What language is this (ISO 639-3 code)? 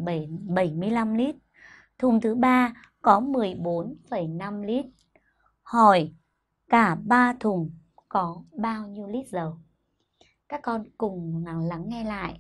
vie